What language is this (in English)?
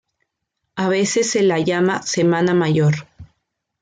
Spanish